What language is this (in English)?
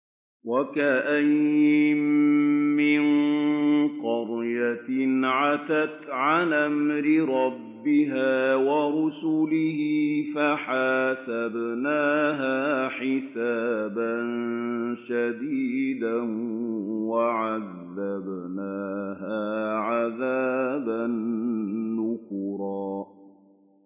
Arabic